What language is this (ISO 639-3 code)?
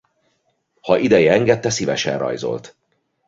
hun